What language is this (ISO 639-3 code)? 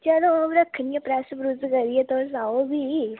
doi